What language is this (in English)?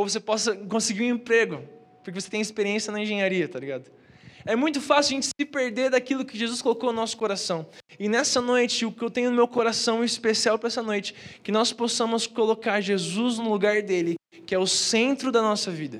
Portuguese